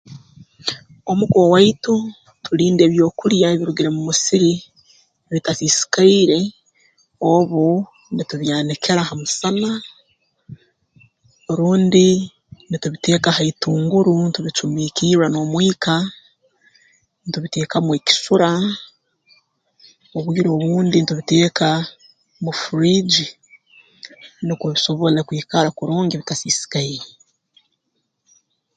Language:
Tooro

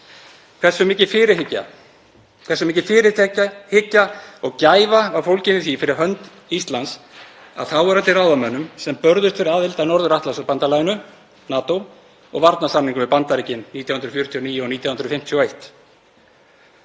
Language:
Icelandic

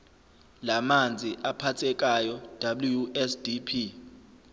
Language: Zulu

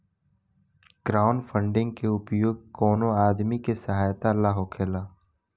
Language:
Bhojpuri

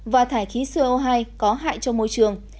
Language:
Vietnamese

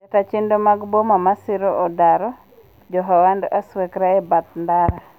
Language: Luo (Kenya and Tanzania)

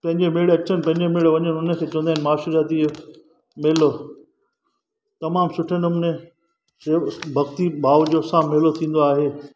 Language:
Sindhi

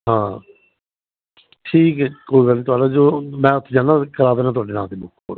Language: Punjabi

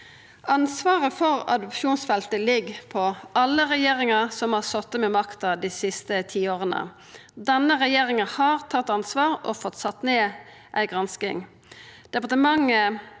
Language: Norwegian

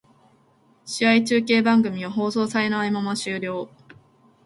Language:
Japanese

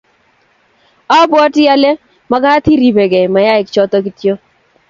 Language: Kalenjin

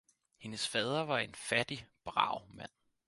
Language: Danish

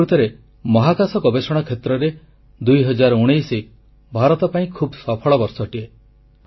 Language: Odia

